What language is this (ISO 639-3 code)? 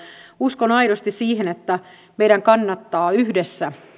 fin